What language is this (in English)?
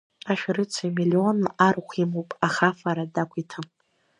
Abkhazian